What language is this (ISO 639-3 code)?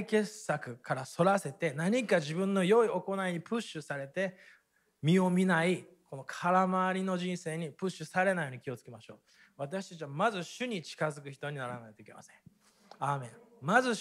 jpn